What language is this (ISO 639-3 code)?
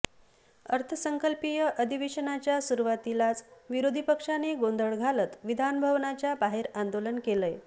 mar